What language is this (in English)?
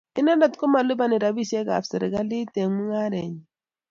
Kalenjin